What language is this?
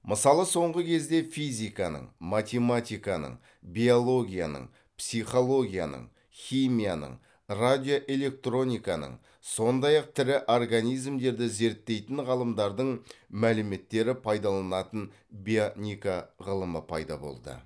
Kazakh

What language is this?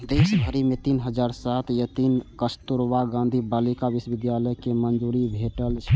Maithili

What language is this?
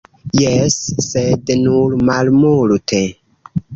Esperanto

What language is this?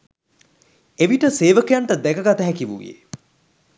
Sinhala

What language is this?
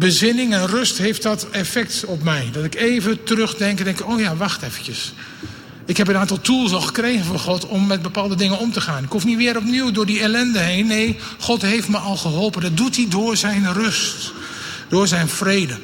Dutch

